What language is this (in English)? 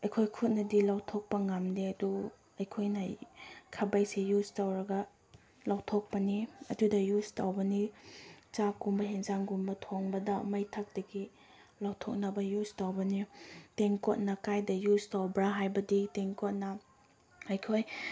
Manipuri